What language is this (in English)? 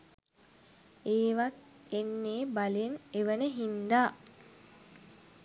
Sinhala